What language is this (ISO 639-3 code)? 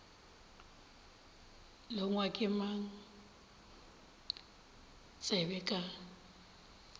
nso